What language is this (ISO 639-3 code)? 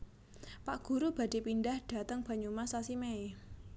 jav